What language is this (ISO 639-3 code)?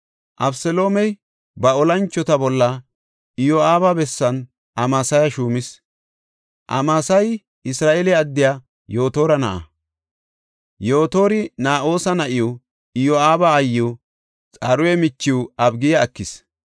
gof